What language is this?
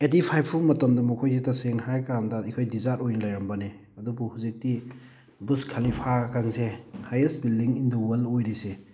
Manipuri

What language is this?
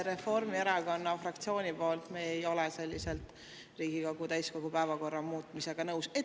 Estonian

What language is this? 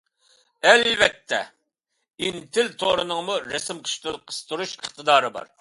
Uyghur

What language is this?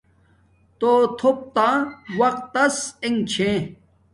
Domaaki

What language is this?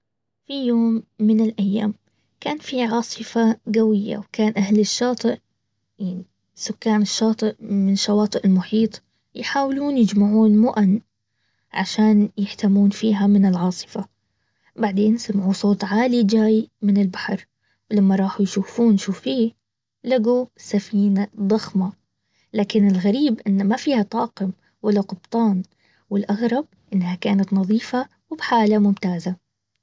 Baharna Arabic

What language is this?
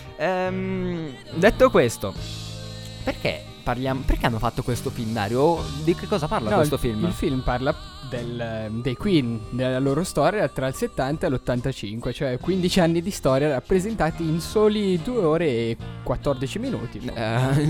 Italian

